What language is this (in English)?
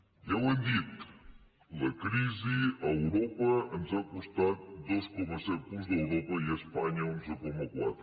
Catalan